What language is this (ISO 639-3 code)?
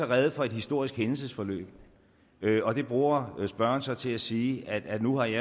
dan